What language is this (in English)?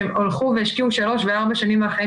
Hebrew